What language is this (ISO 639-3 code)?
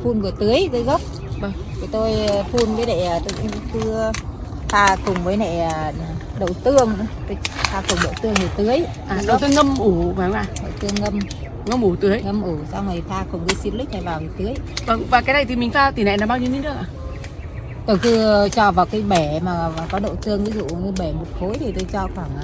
vie